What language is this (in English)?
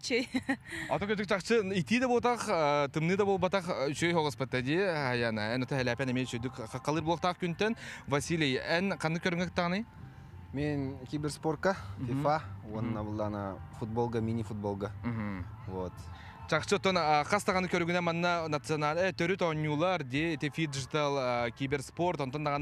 Russian